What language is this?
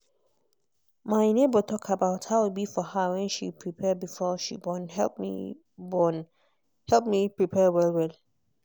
Nigerian Pidgin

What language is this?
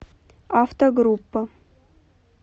Russian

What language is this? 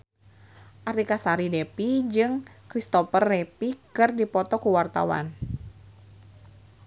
Sundanese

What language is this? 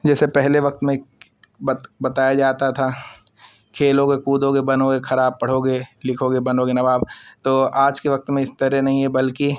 Urdu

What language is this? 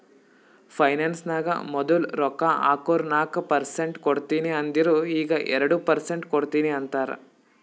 Kannada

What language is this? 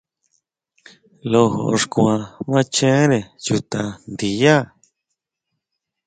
Huautla Mazatec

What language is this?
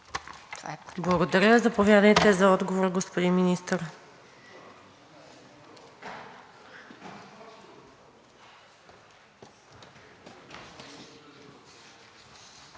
Bulgarian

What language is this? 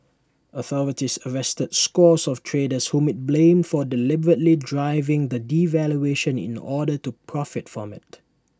English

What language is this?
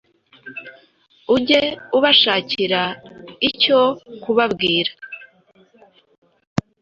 Kinyarwanda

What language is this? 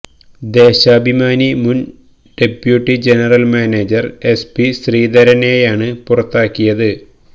Malayalam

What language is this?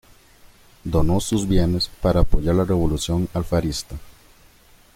Spanish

